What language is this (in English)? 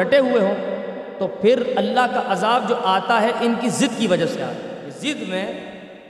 Urdu